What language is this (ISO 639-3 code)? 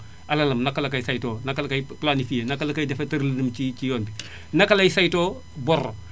wol